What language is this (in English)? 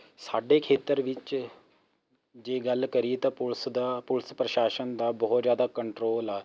Punjabi